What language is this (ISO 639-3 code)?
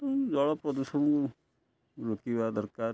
ori